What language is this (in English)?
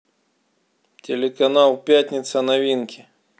Russian